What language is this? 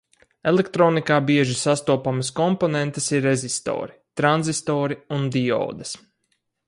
Latvian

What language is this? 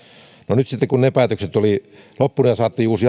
Finnish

